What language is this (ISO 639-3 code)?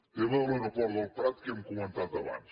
cat